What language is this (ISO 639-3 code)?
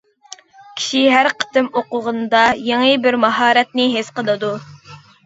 uig